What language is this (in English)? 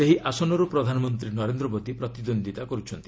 Odia